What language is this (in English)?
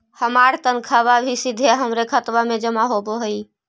Magahi